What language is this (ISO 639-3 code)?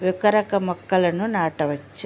tel